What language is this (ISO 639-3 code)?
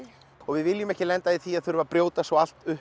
isl